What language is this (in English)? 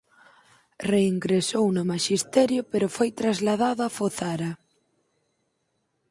Galician